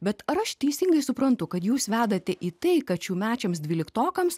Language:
Lithuanian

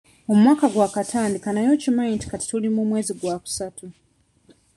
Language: Ganda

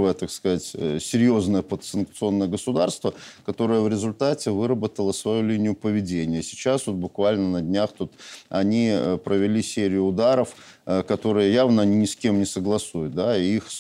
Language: Russian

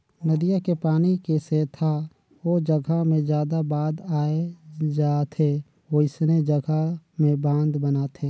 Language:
Chhattisgarhi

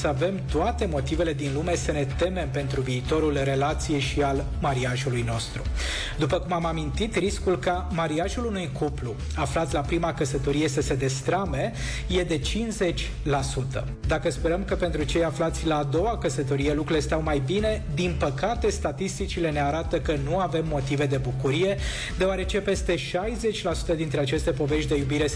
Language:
Romanian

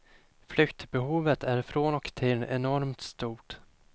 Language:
Swedish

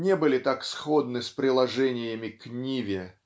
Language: Russian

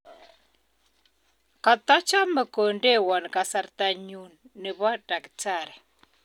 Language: Kalenjin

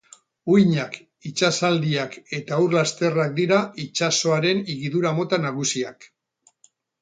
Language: Basque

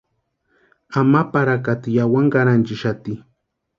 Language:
Western Highland Purepecha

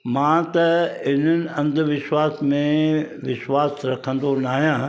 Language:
Sindhi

